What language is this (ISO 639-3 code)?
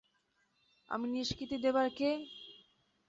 ben